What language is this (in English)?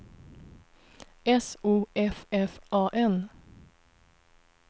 Swedish